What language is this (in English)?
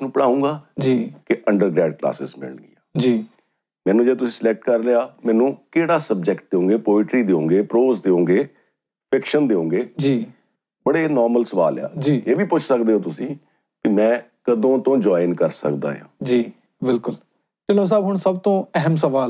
Punjabi